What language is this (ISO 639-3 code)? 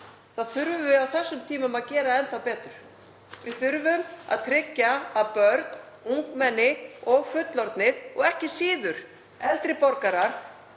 isl